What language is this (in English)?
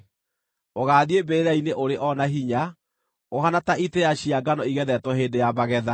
Kikuyu